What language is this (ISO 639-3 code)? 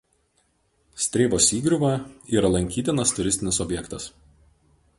lit